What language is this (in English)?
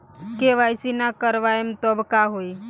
Bhojpuri